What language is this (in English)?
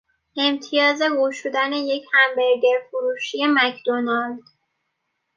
Persian